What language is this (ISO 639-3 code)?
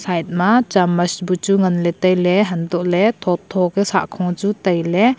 nnp